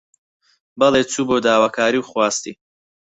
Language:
Central Kurdish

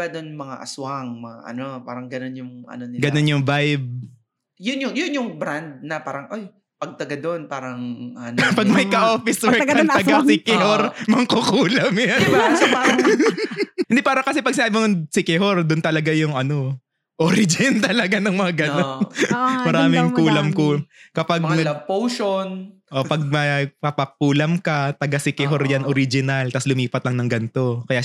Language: Filipino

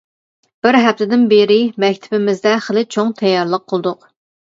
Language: Uyghur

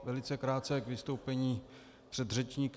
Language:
Czech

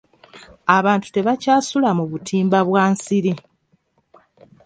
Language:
Ganda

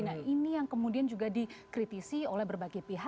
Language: Indonesian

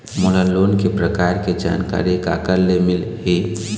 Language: Chhattisgarhi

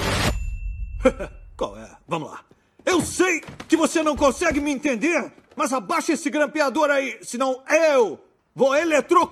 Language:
Portuguese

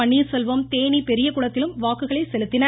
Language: Tamil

